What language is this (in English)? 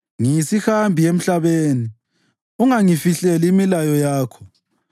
North Ndebele